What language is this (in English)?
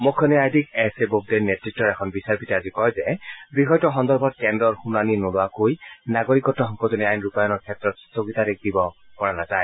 Assamese